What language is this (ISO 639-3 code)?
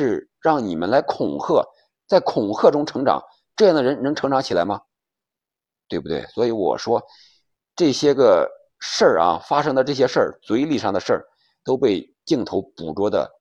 zho